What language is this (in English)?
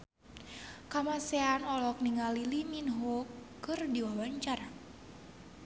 Sundanese